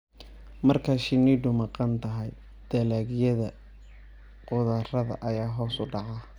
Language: Somali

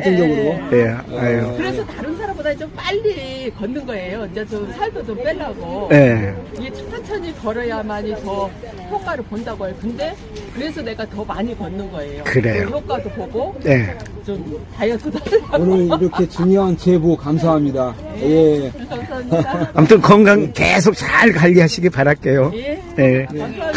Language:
Korean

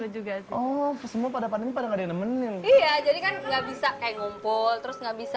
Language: Indonesian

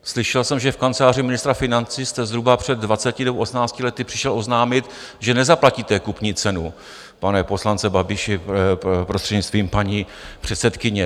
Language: Czech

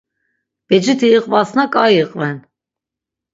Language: Laz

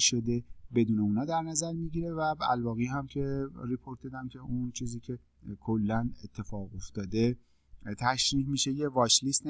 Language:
Persian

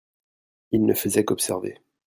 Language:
French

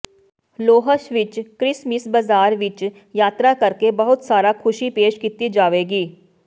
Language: Punjabi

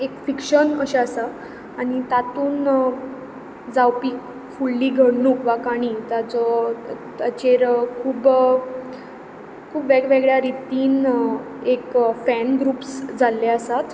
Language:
Konkani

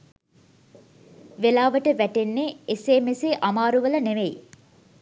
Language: Sinhala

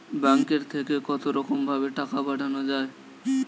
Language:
Bangla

